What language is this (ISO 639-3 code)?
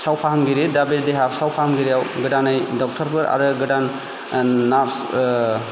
brx